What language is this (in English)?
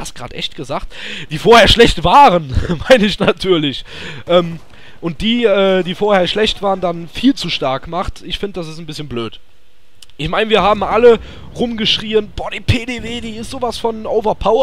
German